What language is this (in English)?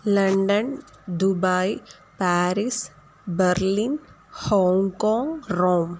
Sanskrit